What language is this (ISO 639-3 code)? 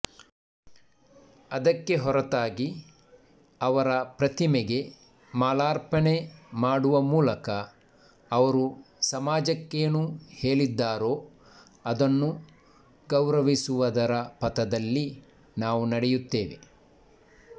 kan